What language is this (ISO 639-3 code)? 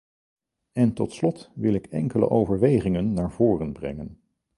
nld